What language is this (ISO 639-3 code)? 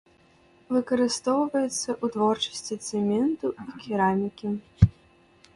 bel